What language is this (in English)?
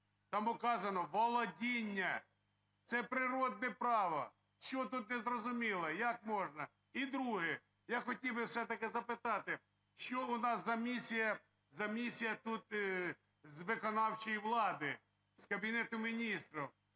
Ukrainian